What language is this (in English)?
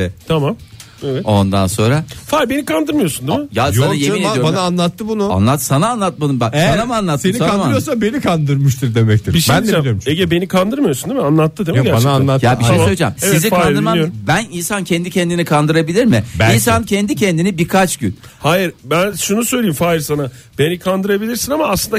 Turkish